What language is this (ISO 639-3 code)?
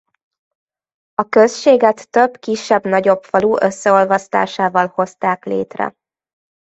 hun